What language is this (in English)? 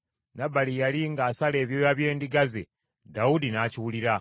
Ganda